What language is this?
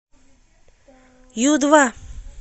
Russian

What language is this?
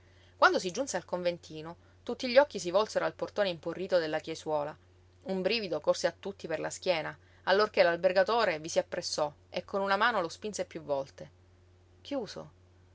Italian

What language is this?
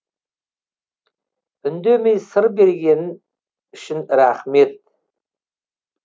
Kazakh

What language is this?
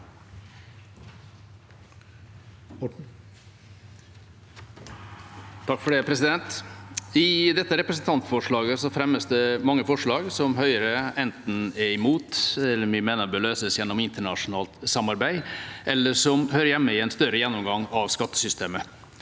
Norwegian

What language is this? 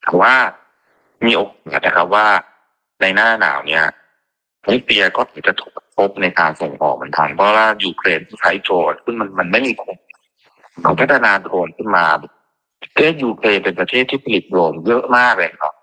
Thai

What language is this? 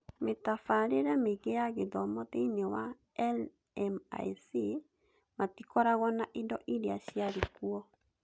Kikuyu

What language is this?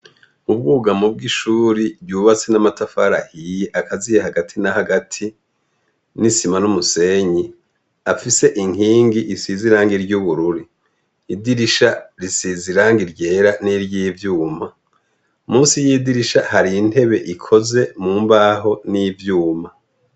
Rundi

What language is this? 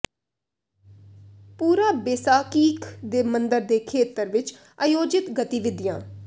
Punjabi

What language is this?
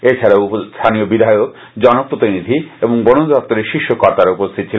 Bangla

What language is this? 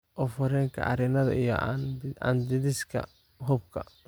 Somali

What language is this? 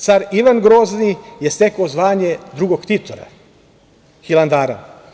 Serbian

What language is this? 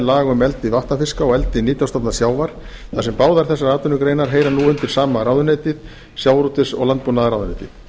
Icelandic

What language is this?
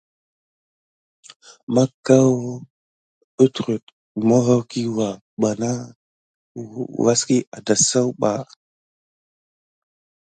Gidar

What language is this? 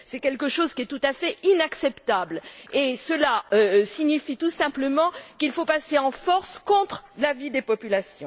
French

